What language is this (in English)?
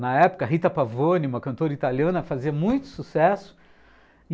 Portuguese